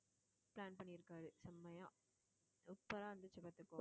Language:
Tamil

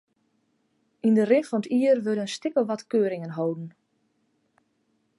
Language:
Western Frisian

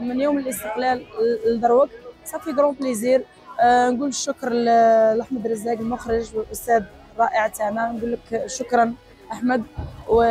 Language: Arabic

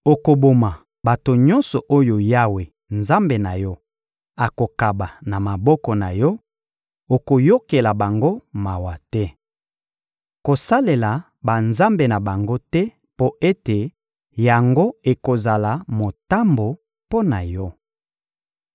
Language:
Lingala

